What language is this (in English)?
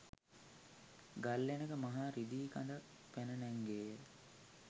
Sinhala